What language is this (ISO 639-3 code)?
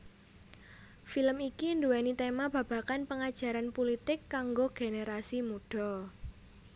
jav